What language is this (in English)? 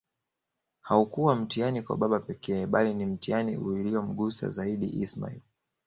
Swahili